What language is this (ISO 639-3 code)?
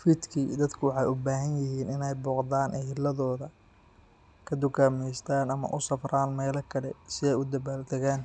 som